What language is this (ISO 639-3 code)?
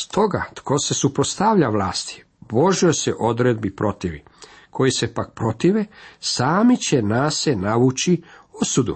hrv